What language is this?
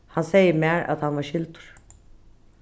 Faroese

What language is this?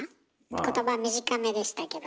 Japanese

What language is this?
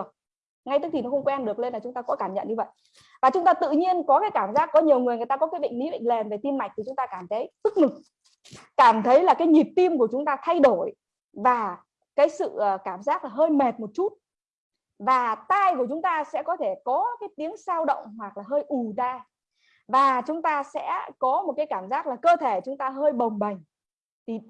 Vietnamese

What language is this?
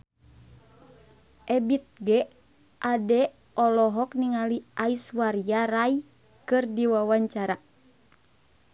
Sundanese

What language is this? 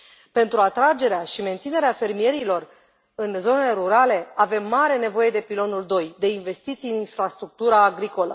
Romanian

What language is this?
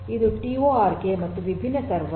Kannada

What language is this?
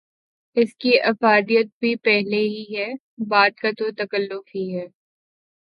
Urdu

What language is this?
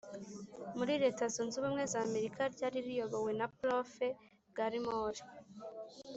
Kinyarwanda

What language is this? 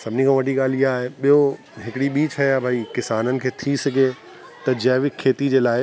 Sindhi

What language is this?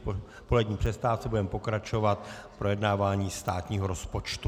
Czech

